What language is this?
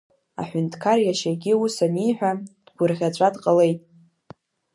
Abkhazian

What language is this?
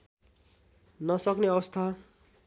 Nepali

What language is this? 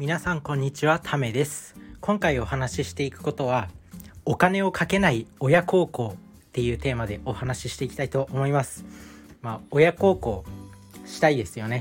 Japanese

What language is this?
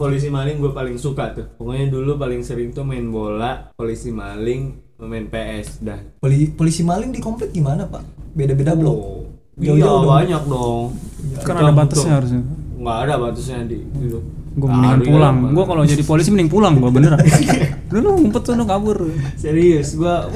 Indonesian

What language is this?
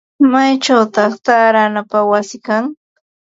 Ambo-Pasco Quechua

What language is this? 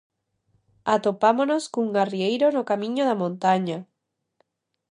Galician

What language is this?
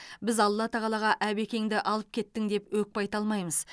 Kazakh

